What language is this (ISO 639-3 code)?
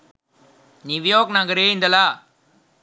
sin